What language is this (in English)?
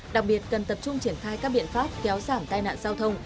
Vietnamese